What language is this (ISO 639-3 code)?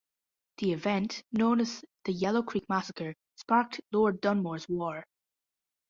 eng